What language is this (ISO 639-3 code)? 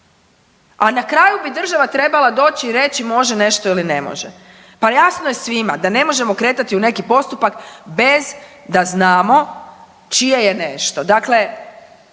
hrv